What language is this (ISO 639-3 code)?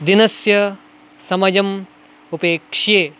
san